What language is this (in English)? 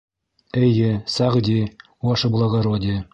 Bashkir